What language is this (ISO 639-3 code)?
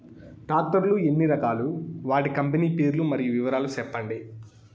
tel